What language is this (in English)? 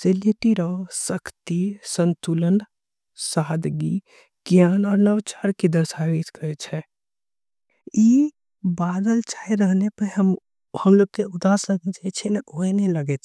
Angika